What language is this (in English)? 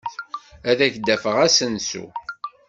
Kabyle